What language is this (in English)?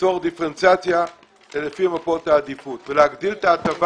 Hebrew